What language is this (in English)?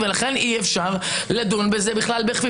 Hebrew